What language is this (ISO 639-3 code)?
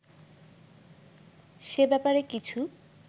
ben